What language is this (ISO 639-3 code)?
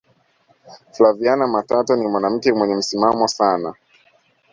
swa